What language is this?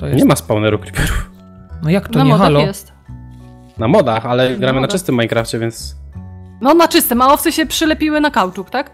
Polish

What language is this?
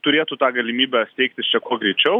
Lithuanian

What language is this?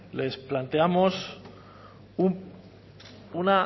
Spanish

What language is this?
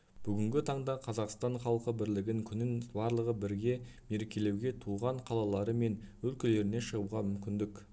Kazakh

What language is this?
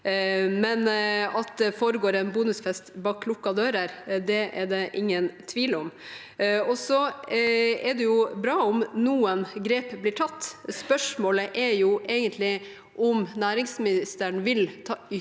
Norwegian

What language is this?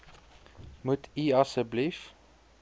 Afrikaans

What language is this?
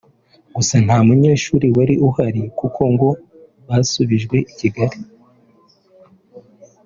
Kinyarwanda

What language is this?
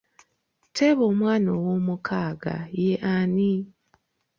Ganda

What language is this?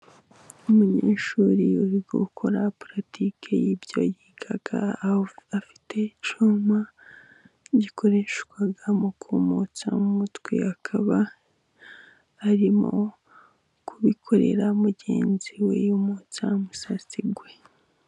Kinyarwanda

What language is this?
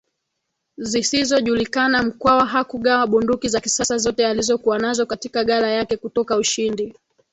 Swahili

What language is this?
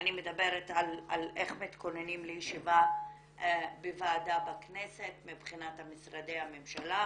Hebrew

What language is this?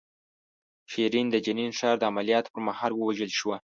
Pashto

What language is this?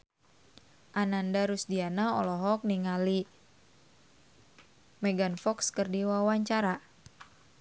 Sundanese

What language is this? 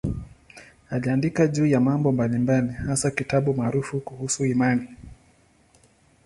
Swahili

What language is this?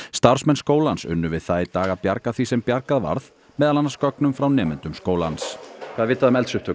Icelandic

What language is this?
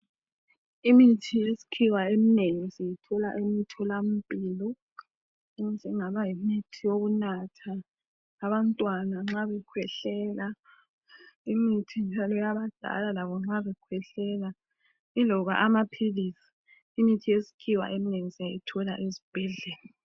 North Ndebele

